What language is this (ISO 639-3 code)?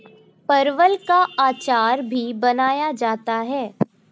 hin